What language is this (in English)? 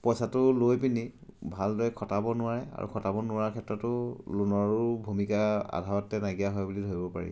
Assamese